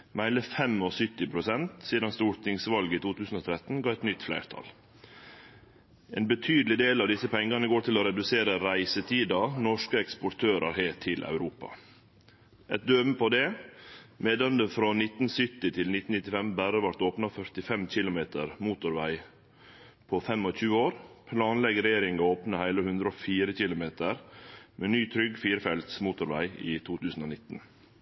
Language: Norwegian Nynorsk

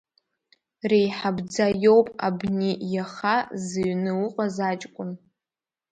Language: Abkhazian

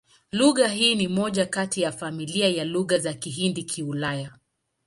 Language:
Swahili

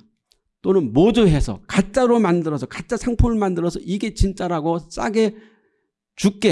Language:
Korean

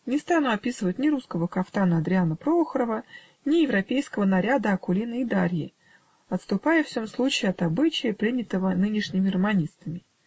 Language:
Russian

